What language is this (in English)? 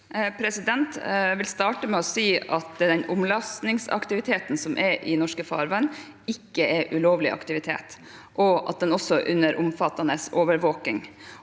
Norwegian